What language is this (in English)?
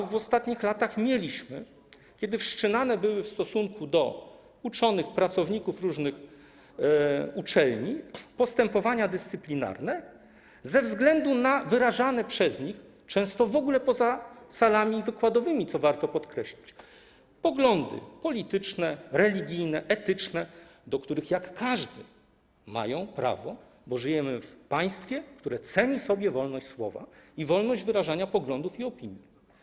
Polish